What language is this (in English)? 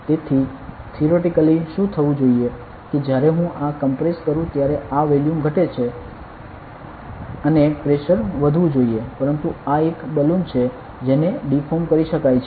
Gujarati